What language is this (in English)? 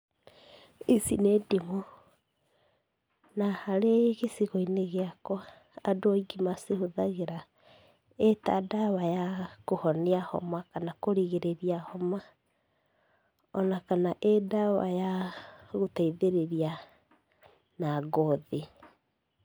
Kikuyu